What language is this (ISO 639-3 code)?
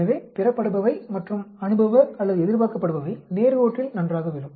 tam